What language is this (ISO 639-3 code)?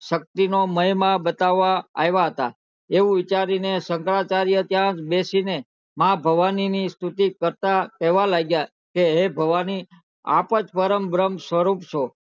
guj